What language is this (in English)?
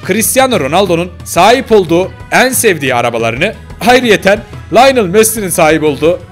Turkish